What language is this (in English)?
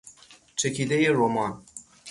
Persian